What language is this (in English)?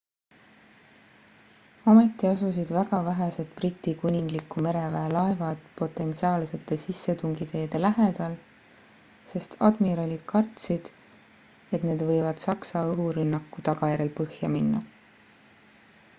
Estonian